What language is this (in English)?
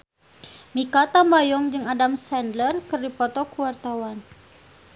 Sundanese